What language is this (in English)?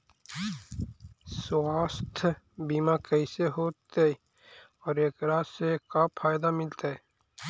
Magahi